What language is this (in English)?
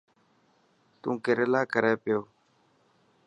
Dhatki